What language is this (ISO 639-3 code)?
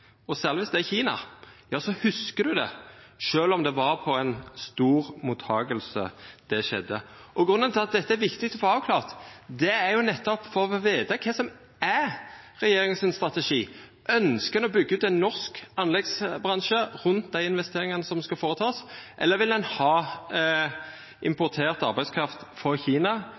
nno